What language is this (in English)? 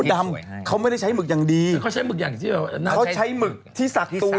Thai